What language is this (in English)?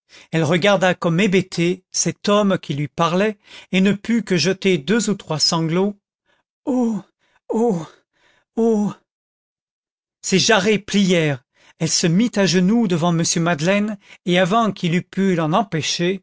French